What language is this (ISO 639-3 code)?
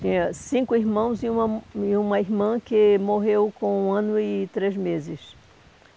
por